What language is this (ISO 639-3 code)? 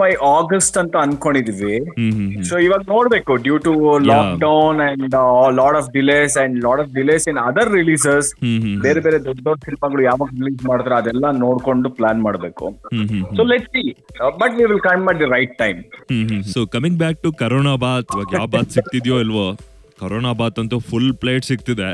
kan